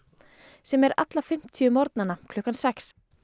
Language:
Icelandic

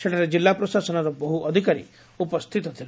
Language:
Odia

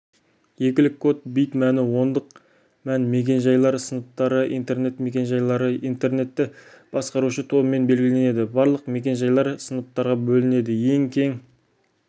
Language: Kazakh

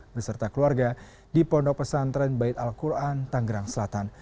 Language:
Indonesian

